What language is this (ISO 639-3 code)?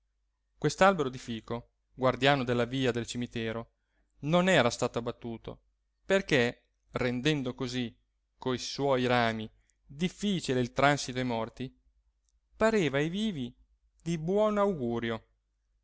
ita